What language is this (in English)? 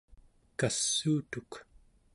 Central Yupik